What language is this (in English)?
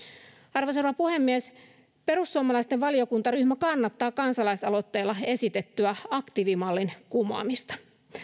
Finnish